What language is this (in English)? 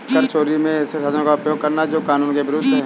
Hindi